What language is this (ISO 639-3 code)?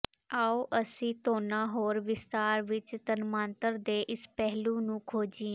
pan